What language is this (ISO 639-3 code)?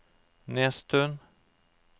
nor